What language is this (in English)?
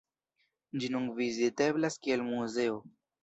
Esperanto